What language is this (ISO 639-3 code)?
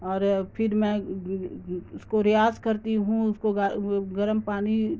urd